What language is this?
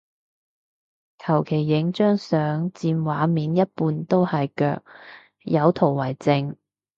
Cantonese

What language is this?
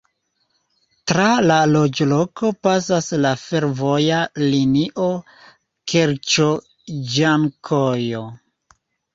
Esperanto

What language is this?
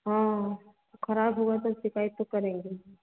Hindi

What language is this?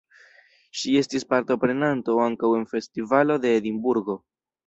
Esperanto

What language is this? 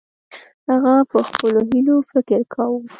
Pashto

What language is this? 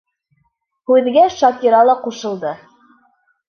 Bashkir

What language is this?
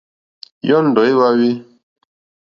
Mokpwe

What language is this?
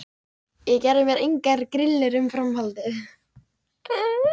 Icelandic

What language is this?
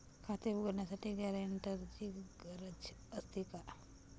Marathi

